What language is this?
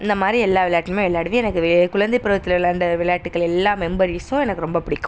Tamil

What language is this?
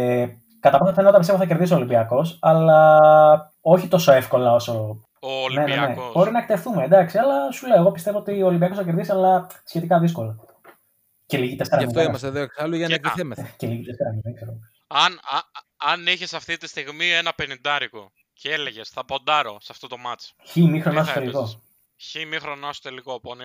Greek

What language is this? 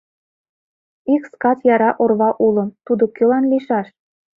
Mari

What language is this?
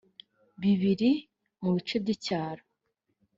Kinyarwanda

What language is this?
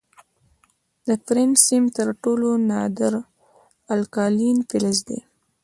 Pashto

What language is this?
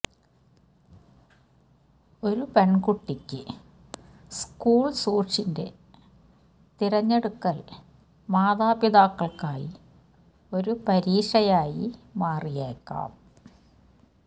Malayalam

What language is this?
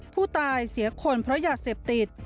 Thai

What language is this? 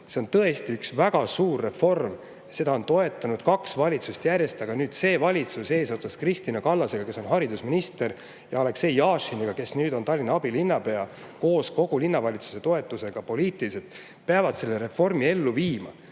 Estonian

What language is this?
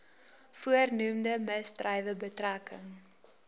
Afrikaans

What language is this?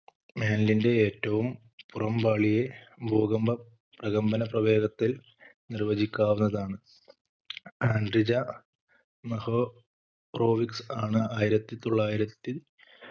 Malayalam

